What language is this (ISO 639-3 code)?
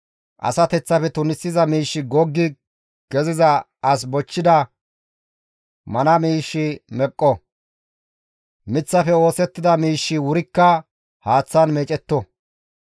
gmv